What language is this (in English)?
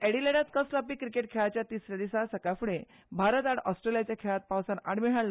Konkani